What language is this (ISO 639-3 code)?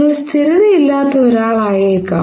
mal